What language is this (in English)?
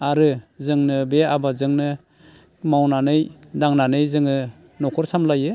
Bodo